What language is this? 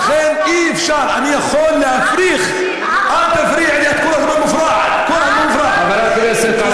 Hebrew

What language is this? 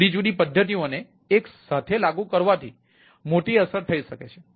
Gujarati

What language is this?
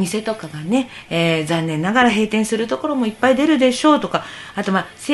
Japanese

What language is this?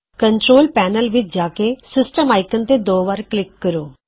Punjabi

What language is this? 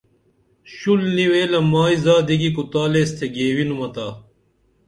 Dameli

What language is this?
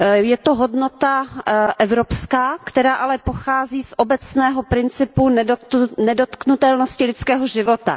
Czech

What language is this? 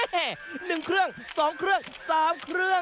Thai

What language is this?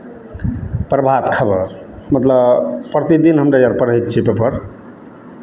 Maithili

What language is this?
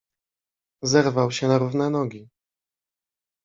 Polish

